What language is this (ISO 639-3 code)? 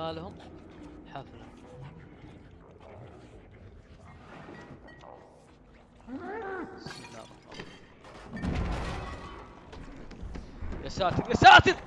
ara